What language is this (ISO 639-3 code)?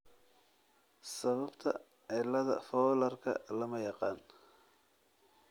som